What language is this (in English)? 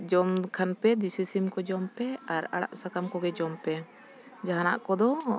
Santali